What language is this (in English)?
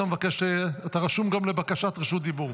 Hebrew